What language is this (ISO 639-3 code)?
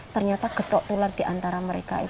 ind